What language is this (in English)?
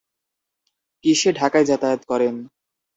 Bangla